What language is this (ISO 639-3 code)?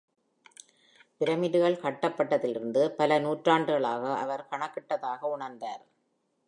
tam